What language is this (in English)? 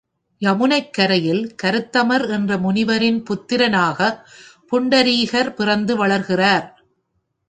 Tamil